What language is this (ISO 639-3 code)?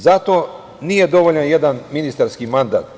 srp